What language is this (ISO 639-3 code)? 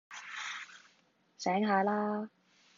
yue